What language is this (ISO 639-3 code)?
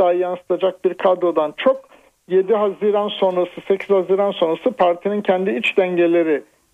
tur